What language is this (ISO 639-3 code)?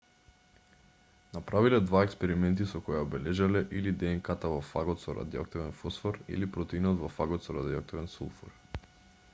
mkd